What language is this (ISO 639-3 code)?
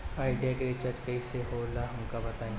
bho